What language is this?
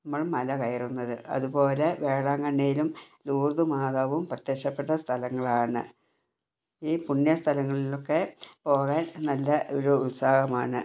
Malayalam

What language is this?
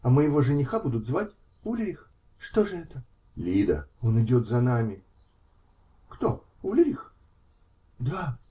Russian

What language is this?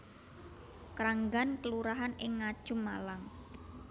Javanese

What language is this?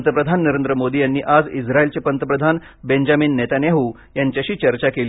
Marathi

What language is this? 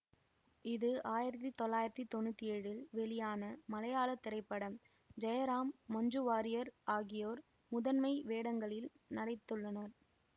Tamil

